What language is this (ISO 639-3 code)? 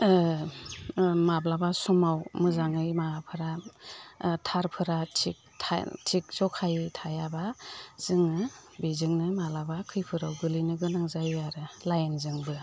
brx